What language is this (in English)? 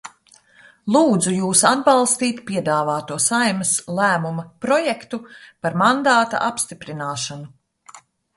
Latvian